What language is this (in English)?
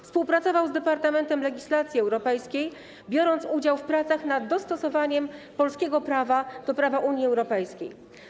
Polish